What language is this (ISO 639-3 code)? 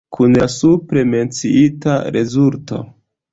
epo